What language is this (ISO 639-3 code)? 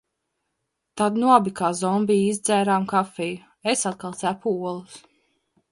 lav